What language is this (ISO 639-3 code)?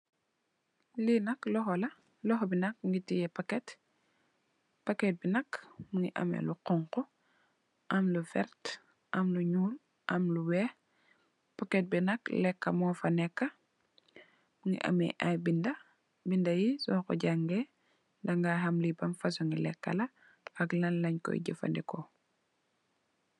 wol